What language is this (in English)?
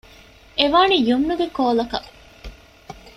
Divehi